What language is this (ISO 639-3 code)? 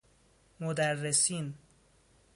fas